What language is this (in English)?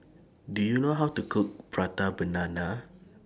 English